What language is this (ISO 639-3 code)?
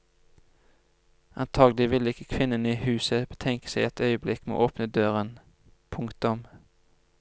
nor